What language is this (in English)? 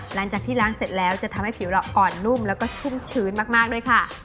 Thai